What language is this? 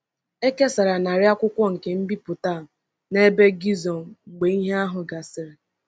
Igbo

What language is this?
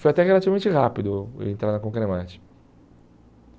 Portuguese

